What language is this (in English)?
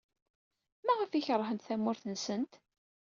Kabyle